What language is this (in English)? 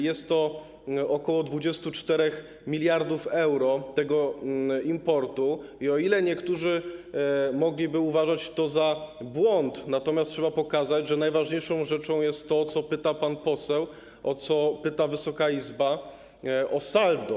Polish